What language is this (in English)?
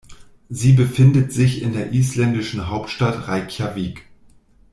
German